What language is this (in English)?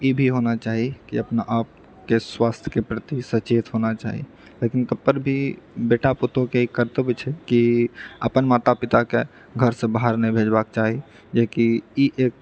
Maithili